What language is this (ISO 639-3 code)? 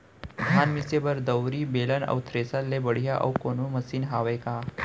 hne